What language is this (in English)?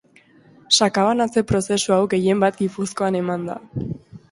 Basque